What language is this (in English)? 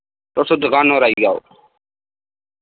Dogri